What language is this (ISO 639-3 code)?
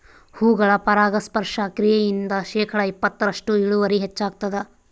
kan